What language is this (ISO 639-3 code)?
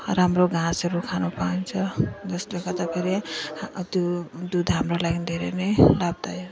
nep